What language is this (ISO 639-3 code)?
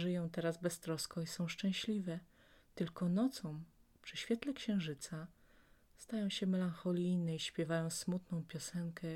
pol